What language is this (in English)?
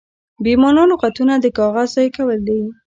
Pashto